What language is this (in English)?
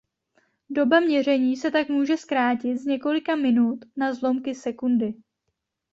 Czech